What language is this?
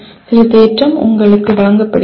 Tamil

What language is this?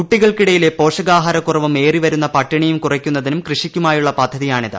Malayalam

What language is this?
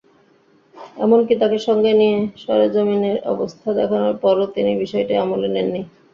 Bangla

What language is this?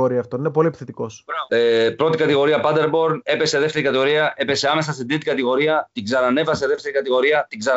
Greek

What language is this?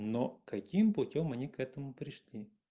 Russian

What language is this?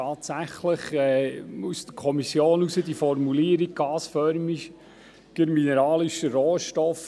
Swiss German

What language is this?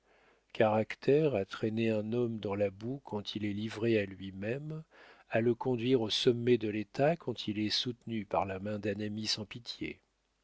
French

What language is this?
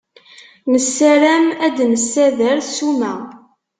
Kabyle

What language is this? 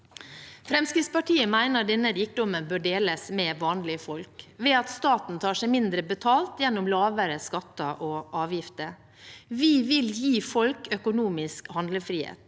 Norwegian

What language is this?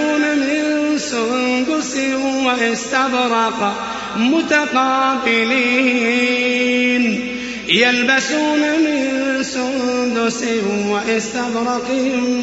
Arabic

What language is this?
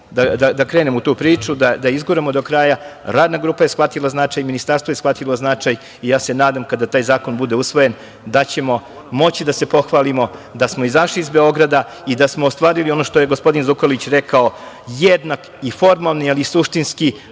Serbian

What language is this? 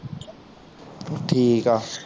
Punjabi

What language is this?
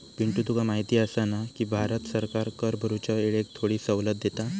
Marathi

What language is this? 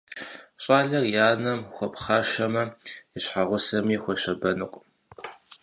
Kabardian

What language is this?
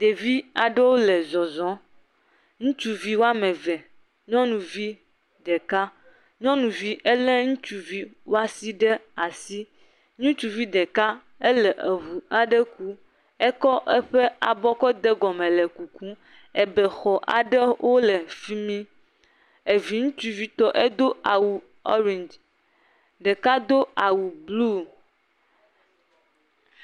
Ewe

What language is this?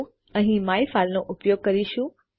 Gujarati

